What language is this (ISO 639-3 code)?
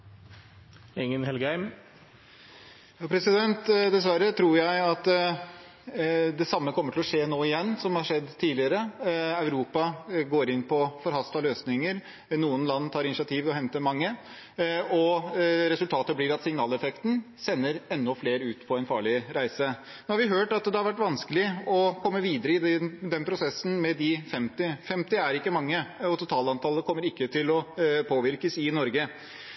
nob